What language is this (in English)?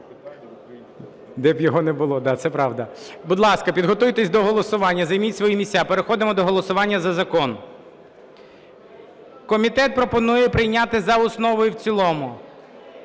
Ukrainian